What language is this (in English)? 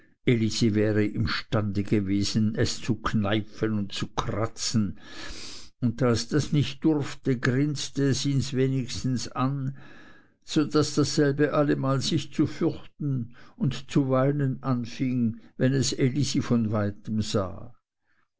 German